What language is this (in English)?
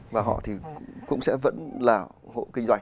Vietnamese